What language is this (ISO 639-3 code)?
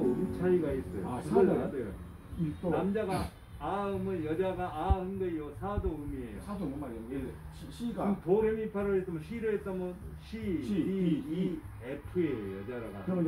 kor